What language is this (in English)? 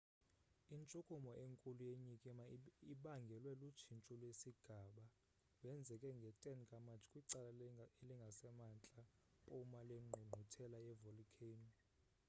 Xhosa